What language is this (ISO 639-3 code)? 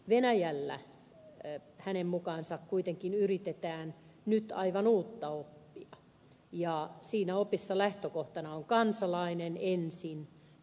fin